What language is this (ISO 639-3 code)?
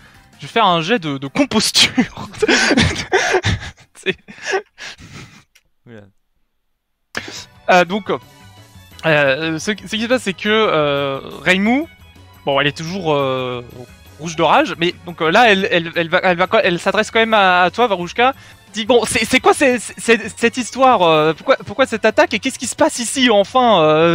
fra